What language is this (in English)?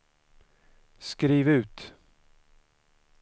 Swedish